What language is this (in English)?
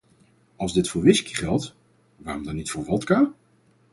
Dutch